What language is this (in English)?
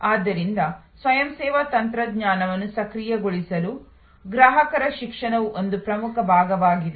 Kannada